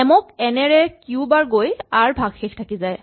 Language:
Assamese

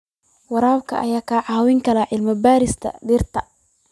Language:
Somali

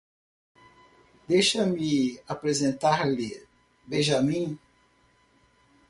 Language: Portuguese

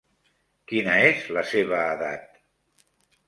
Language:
Catalan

